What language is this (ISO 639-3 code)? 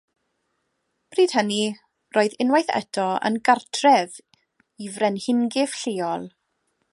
cym